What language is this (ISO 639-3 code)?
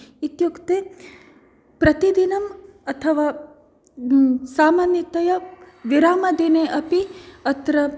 san